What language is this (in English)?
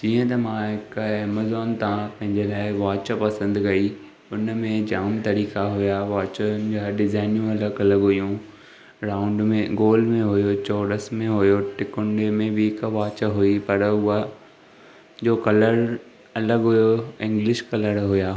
Sindhi